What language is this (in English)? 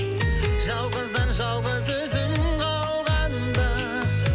Kazakh